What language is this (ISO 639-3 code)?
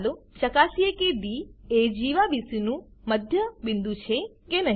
guj